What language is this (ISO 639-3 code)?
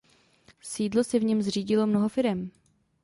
ces